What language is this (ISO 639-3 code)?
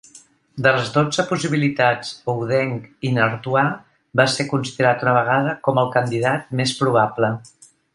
cat